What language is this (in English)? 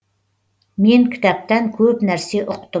Kazakh